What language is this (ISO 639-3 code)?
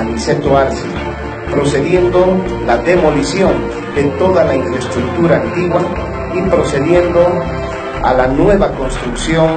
spa